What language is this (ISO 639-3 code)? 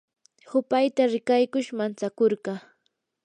qur